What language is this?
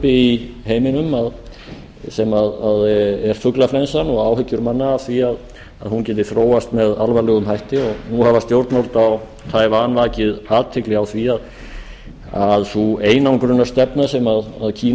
Icelandic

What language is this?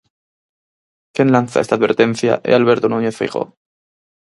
Galician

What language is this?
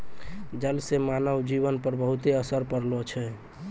Maithili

